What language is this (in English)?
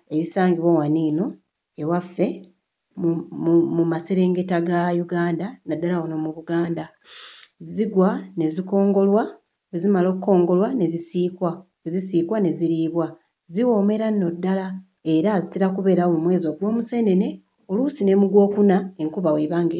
Ganda